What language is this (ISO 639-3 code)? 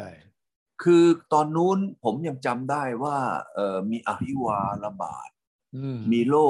tha